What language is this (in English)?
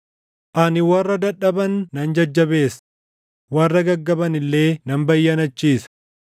Oromo